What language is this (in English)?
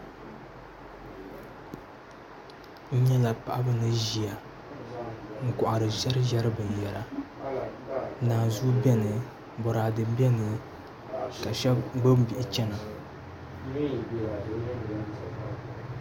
Dagbani